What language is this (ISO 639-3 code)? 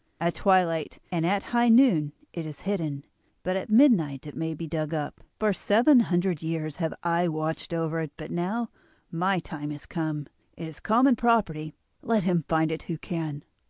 eng